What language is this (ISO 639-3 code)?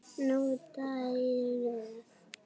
isl